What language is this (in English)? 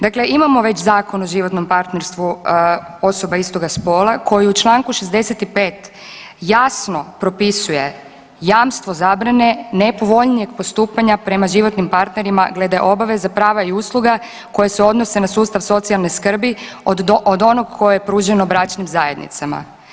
Croatian